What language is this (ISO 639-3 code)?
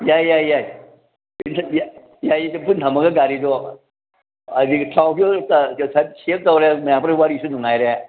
mni